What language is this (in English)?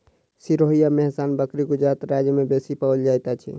Maithili